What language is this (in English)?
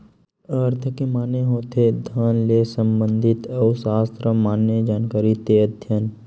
Chhattisgarhi